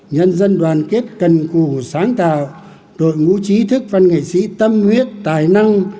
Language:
Vietnamese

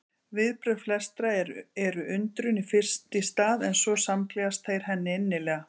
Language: Icelandic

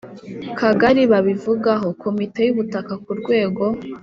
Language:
Kinyarwanda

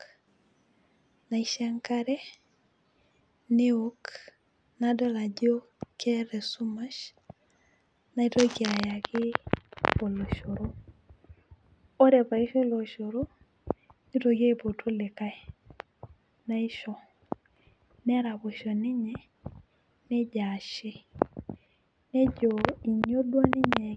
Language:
Masai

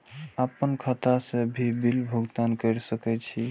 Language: Maithili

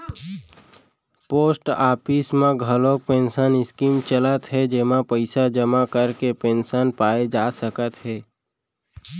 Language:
Chhattisgarhi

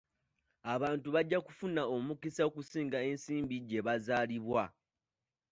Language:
Ganda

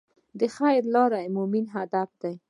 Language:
Pashto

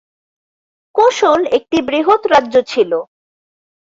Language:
Bangla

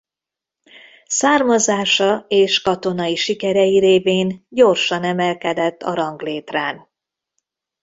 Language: Hungarian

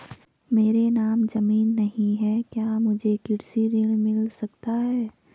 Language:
Hindi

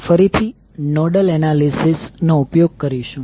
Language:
Gujarati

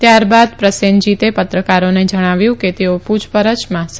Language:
Gujarati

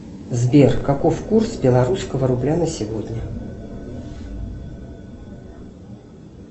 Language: Russian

